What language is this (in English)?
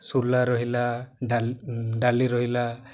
Odia